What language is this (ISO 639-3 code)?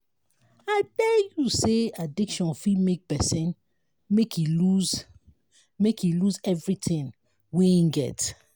pcm